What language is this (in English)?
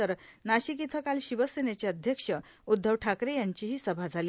Marathi